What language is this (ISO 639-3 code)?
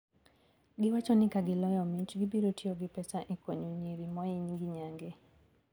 luo